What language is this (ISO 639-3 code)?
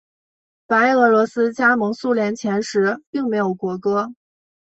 zho